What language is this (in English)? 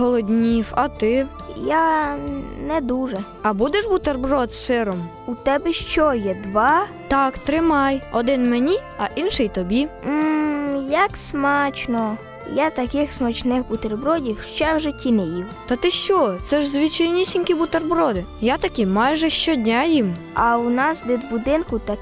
Ukrainian